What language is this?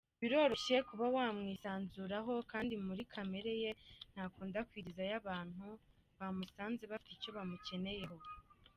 Kinyarwanda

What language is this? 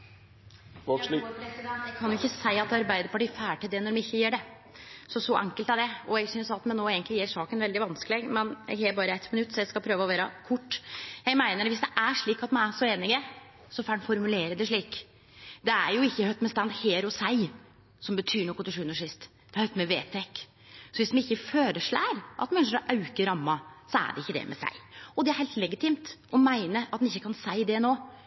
Norwegian Nynorsk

